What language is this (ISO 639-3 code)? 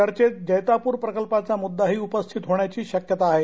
mar